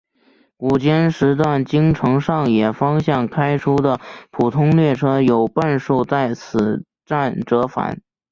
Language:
Chinese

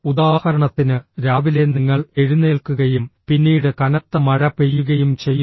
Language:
Malayalam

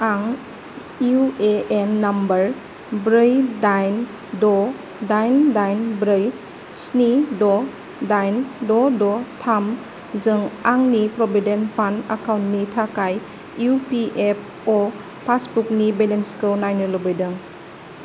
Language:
Bodo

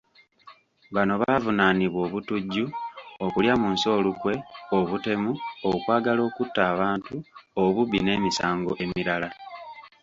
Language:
Ganda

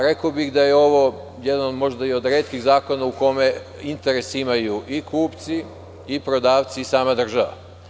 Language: Serbian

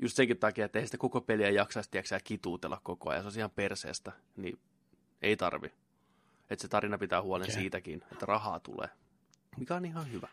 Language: Finnish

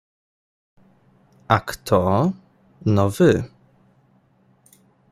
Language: Polish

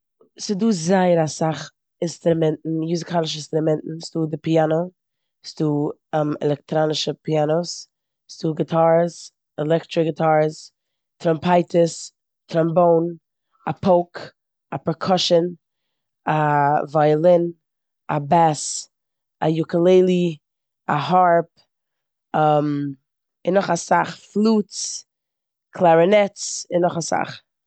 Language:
Yiddish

